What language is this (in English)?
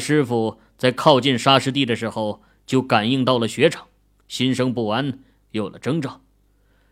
Chinese